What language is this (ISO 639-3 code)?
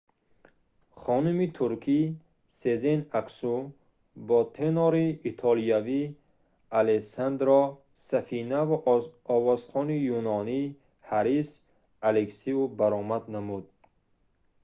tgk